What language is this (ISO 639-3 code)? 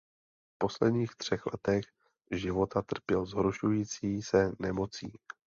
ces